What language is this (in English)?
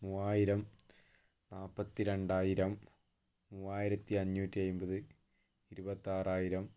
Malayalam